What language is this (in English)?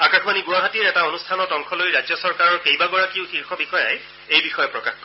Assamese